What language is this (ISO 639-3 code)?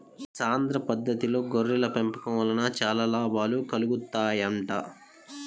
tel